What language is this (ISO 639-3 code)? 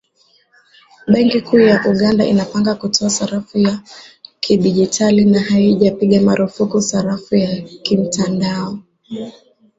swa